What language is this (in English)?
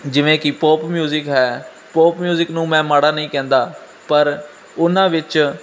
Punjabi